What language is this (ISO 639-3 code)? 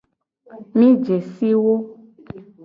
gej